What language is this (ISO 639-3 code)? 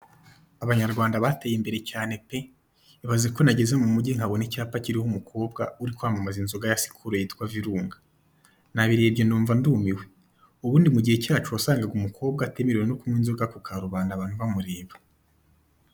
kin